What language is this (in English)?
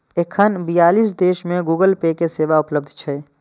Maithili